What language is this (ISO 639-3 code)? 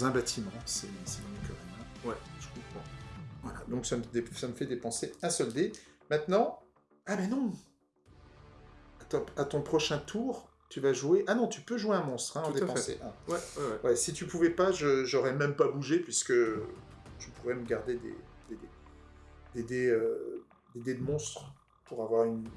fra